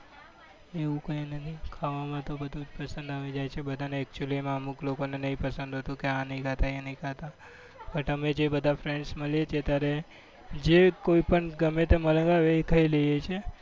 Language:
Gujarati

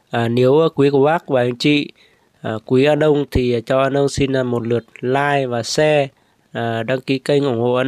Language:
Vietnamese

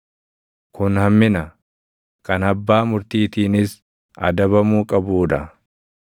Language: Oromo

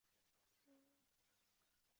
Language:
Chinese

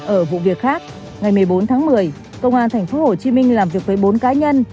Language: Vietnamese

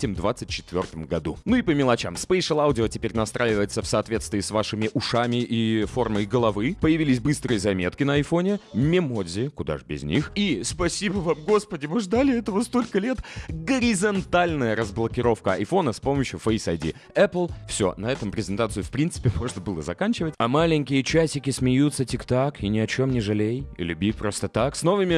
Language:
Russian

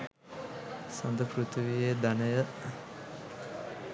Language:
Sinhala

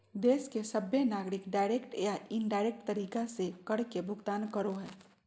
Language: Magahi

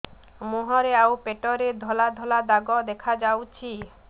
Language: Odia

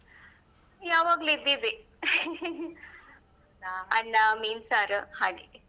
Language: Kannada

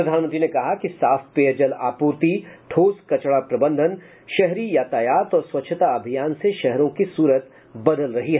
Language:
Hindi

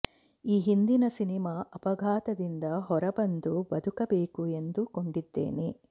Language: Kannada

